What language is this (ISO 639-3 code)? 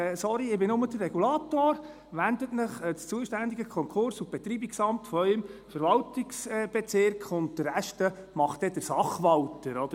gsw